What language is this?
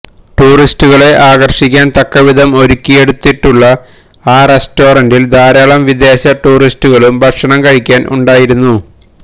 Malayalam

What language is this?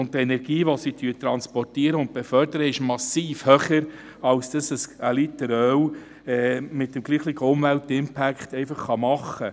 Swiss German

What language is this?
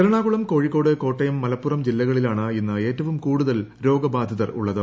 Malayalam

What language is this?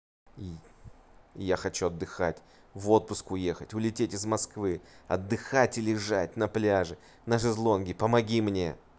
Russian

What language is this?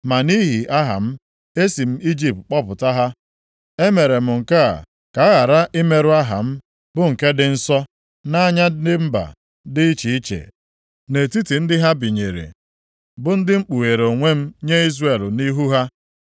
Igbo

